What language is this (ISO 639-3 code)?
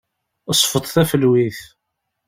kab